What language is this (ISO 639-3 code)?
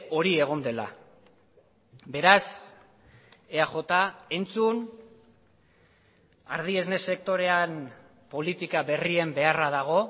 eus